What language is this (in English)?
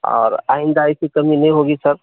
Urdu